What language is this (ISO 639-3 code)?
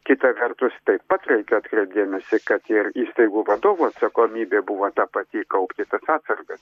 lit